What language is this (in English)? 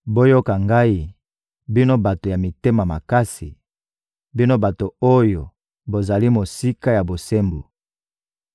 Lingala